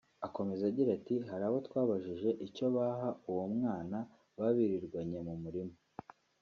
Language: Kinyarwanda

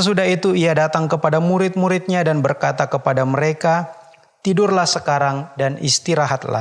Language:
Indonesian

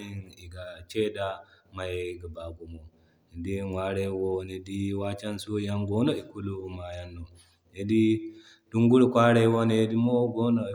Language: Zarma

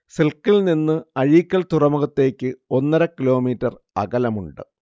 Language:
Malayalam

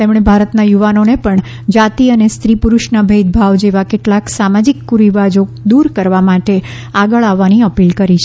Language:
Gujarati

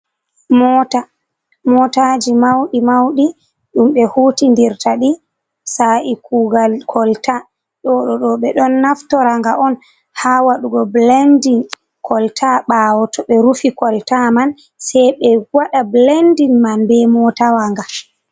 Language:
Fula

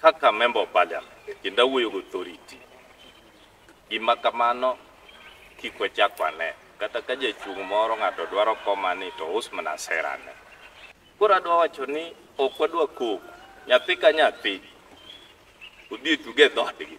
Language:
Italian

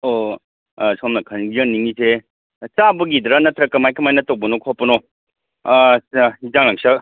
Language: Manipuri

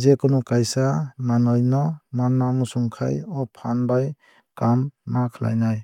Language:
Kok Borok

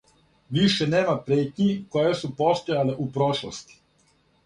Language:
Serbian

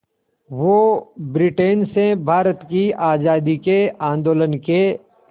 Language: Hindi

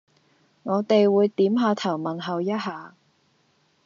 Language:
Cantonese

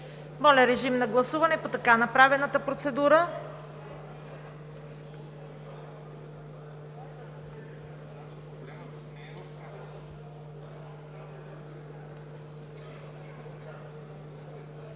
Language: Bulgarian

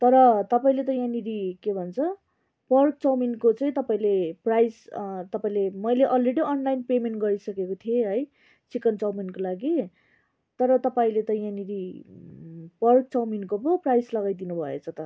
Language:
Nepali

